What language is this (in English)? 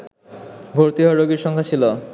Bangla